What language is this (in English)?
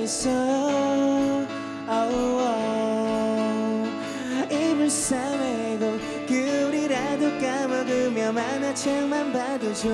Korean